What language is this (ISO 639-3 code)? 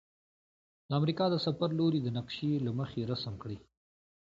pus